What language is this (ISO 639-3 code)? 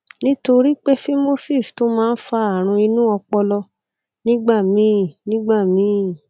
yor